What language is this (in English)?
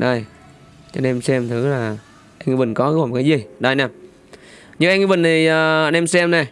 Vietnamese